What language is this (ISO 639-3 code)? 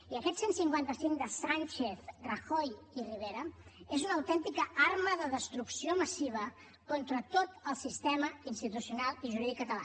cat